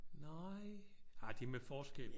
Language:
Danish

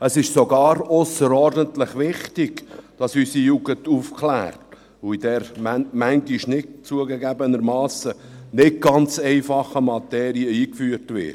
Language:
Swiss German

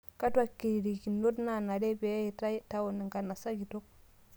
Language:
Masai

